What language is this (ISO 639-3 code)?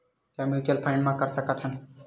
hne